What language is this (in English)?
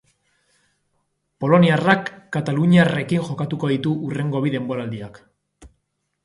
Basque